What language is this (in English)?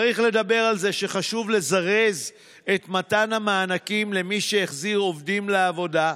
Hebrew